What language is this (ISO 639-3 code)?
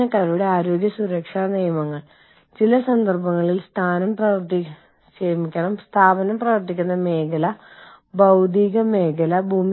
mal